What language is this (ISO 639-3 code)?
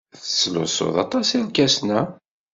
kab